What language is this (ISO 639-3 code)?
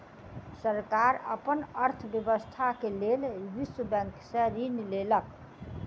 mai